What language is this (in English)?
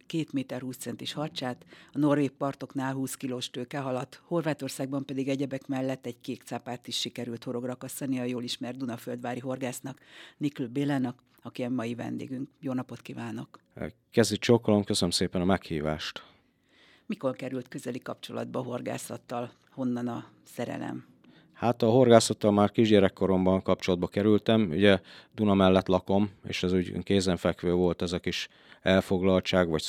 Hungarian